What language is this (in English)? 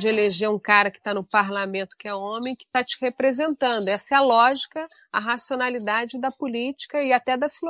Portuguese